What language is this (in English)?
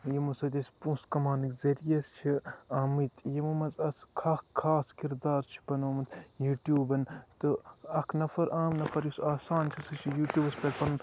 Kashmiri